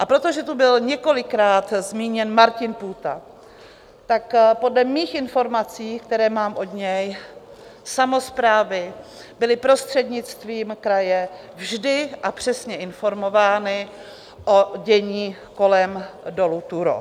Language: Czech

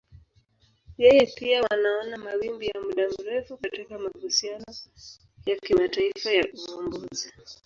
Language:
Swahili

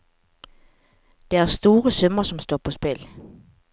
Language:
Norwegian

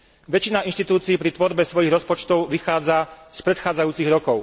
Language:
Slovak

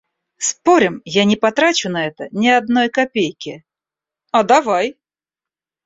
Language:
Russian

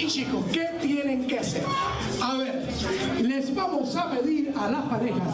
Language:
Spanish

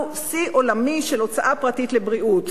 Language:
Hebrew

